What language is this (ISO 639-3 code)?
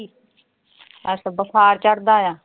pan